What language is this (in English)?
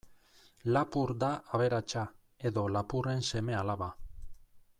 Basque